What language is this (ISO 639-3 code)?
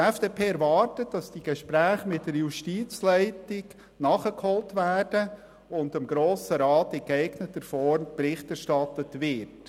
gsw